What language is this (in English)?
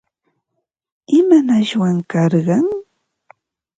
Ambo-Pasco Quechua